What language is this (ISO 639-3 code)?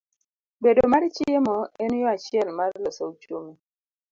luo